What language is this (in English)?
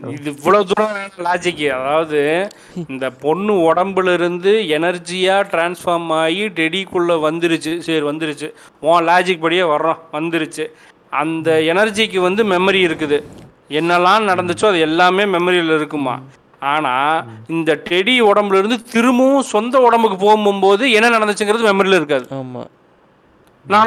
Tamil